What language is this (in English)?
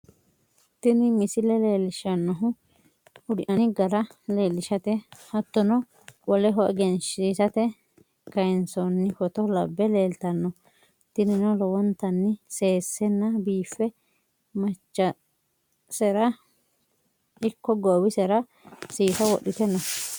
Sidamo